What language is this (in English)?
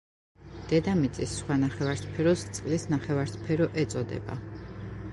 Georgian